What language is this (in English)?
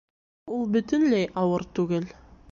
Bashkir